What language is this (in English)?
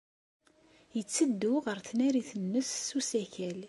Kabyle